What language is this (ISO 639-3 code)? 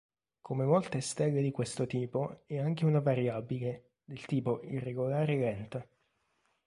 ita